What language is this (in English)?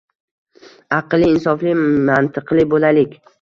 Uzbek